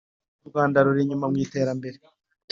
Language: Kinyarwanda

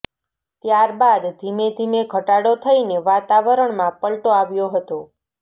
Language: Gujarati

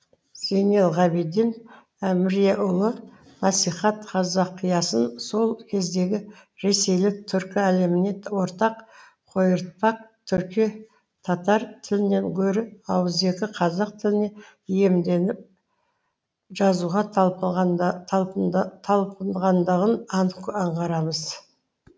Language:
Kazakh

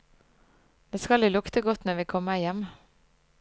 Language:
Norwegian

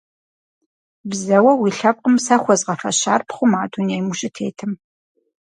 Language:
Kabardian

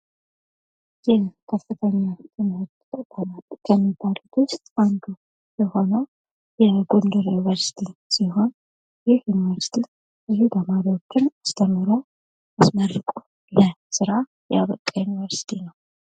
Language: Amharic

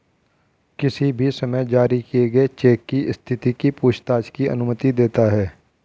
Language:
Hindi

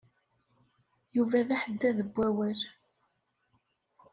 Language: Kabyle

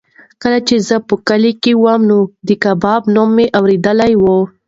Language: Pashto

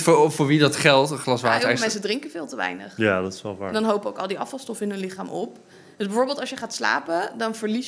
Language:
Dutch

